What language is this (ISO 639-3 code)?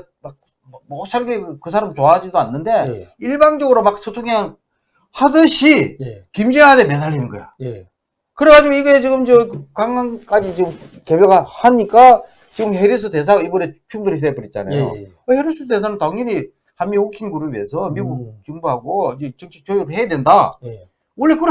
kor